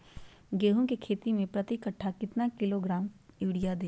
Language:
Magahi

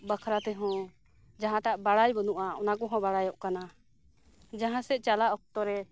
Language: Santali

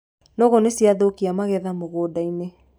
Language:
Kikuyu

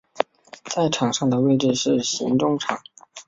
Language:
Chinese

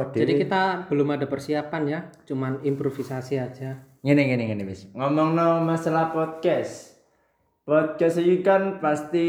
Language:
Indonesian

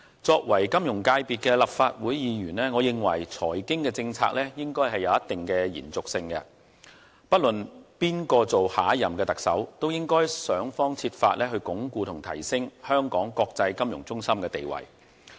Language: Cantonese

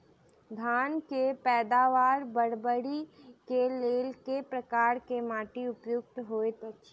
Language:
Maithili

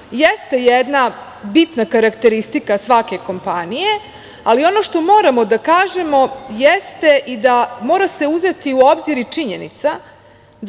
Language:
Serbian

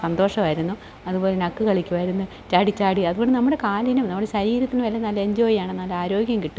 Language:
Malayalam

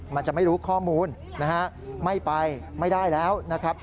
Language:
Thai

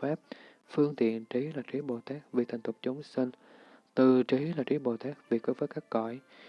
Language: Vietnamese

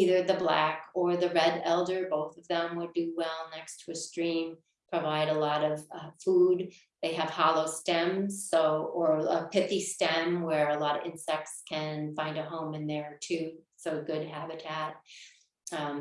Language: English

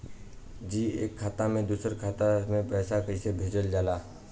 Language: Bhojpuri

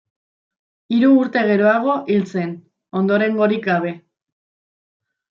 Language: Basque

